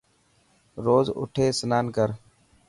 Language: Dhatki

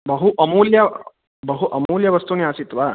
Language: Sanskrit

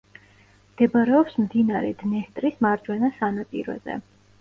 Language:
Georgian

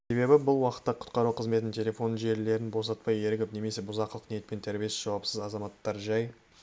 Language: Kazakh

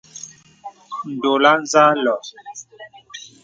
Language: Bebele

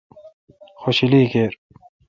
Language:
Kalkoti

